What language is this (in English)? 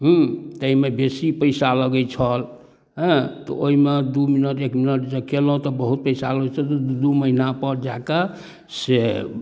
Maithili